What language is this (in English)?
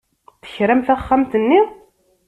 Kabyle